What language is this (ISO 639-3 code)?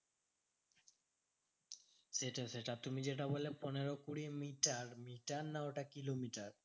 ben